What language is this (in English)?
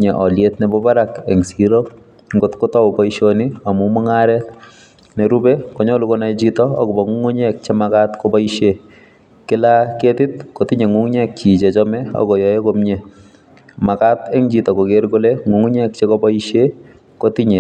Kalenjin